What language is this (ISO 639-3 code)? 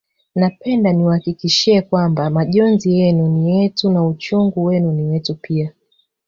swa